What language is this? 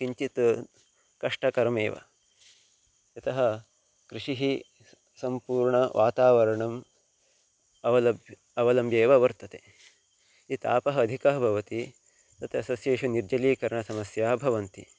Sanskrit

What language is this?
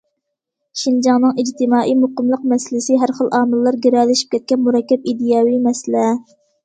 Uyghur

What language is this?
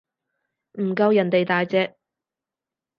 Cantonese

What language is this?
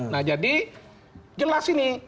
Indonesian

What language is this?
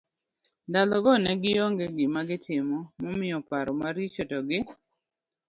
Luo (Kenya and Tanzania)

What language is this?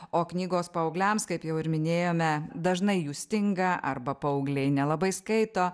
Lithuanian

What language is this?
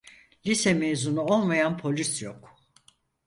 Turkish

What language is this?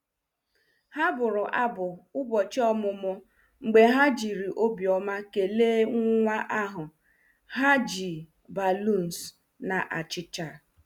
Igbo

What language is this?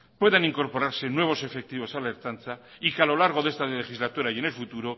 Spanish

